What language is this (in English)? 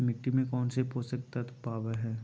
Magahi